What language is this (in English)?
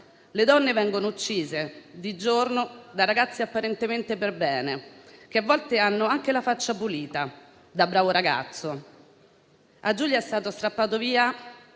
Italian